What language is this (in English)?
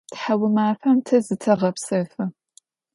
Adyghe